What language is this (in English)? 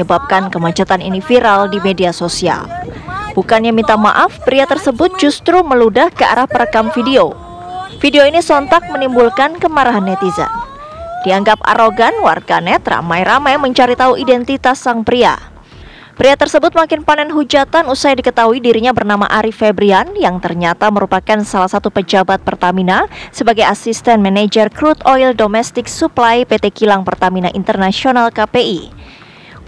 Indonesian